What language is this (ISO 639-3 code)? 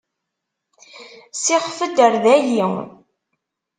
kab